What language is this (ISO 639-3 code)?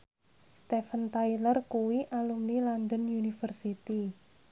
jav